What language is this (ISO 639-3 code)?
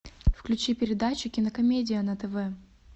rus